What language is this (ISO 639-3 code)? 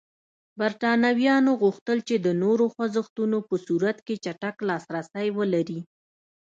pus